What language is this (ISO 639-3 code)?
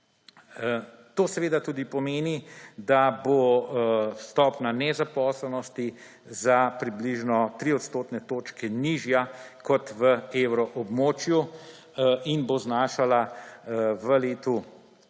slv